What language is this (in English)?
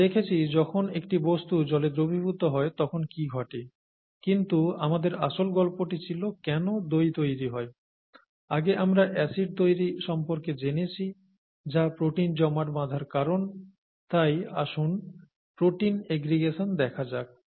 Bangla